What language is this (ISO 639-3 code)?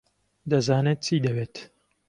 ckb